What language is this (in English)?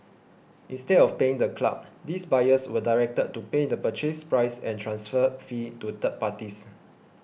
English